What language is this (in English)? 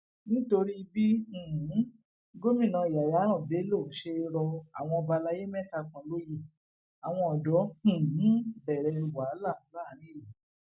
Yoruba